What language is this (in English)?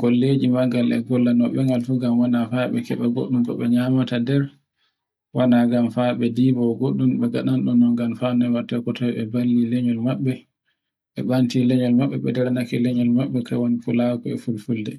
Borgu Fulfulde